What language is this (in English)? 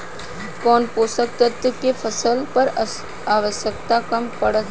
Bhojpuri